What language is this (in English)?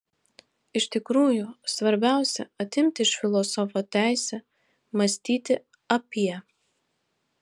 Lithuanian